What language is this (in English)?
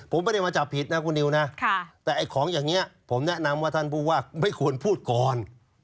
Thai